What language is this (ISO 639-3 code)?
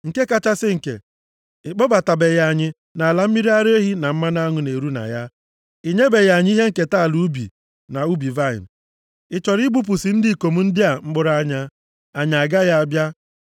ibo